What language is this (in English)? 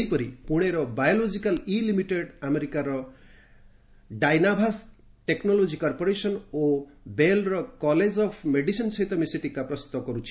Odia